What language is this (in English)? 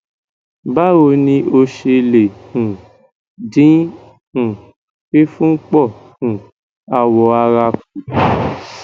Yoruba